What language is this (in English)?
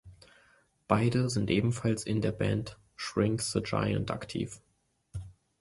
German